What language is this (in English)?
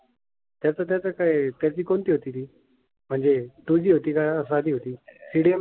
Marathi